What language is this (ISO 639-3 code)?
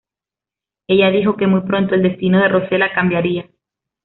spa